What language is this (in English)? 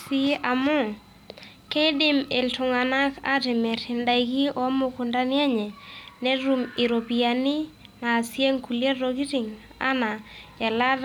Masai